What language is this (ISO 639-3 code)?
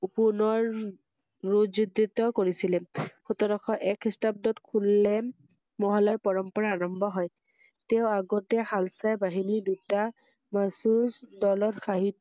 asm